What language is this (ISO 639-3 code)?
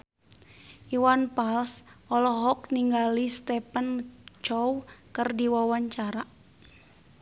sun